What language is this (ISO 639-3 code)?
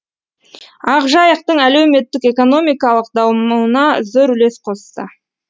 kaz